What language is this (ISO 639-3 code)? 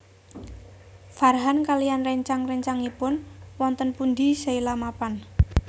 jav